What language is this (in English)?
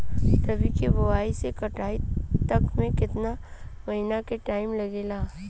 Bhojpuri